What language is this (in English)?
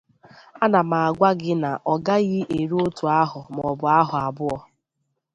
Igbo